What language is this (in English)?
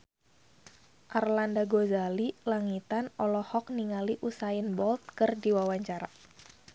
Sundanese